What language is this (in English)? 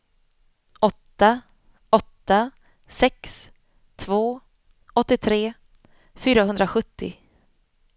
Swedish